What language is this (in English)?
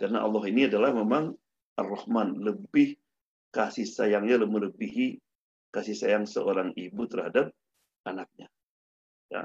Indonesian